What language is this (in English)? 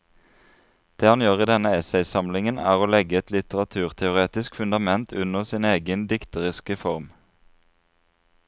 Norwegian